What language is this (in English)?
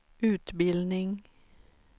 Swedish